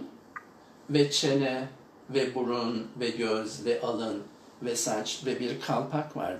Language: Turkish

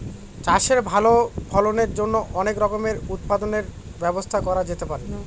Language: Bangla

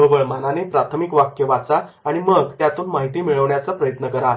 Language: Marathi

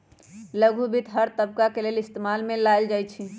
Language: Magahi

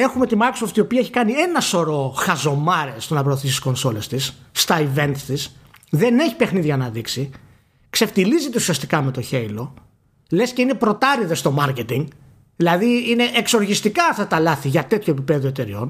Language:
Greek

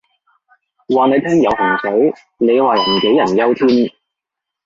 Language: Cantonese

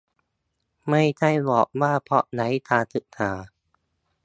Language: Thai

